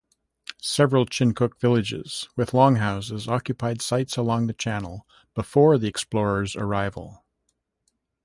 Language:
English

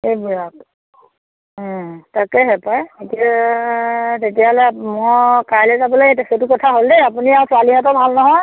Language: Assamese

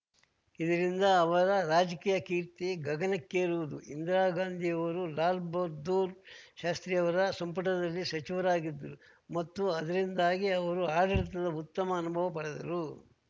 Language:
Kannada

